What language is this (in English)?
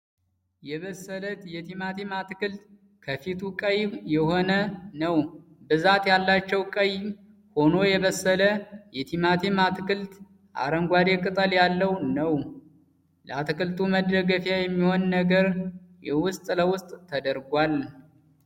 Amharic